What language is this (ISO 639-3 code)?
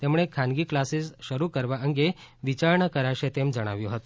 guj